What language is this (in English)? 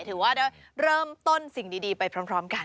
Thai